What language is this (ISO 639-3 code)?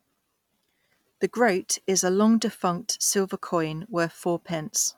eng